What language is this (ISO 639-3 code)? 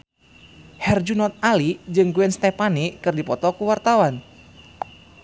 sun